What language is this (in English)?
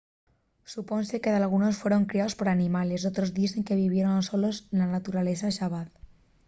Asturian